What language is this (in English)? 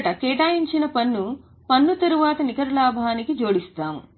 Telugu